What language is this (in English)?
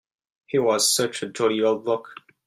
English